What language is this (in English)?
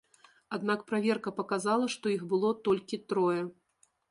Belarusian